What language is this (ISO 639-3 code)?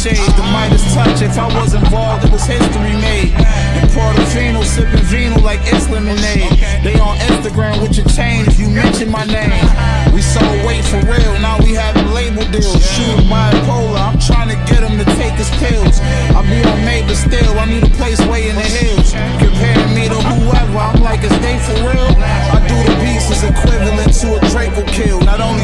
eng